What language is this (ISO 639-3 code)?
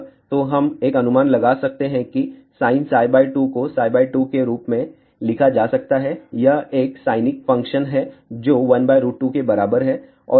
hin